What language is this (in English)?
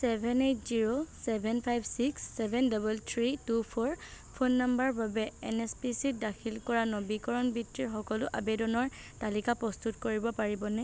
Assamese